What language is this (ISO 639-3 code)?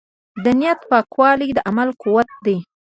pus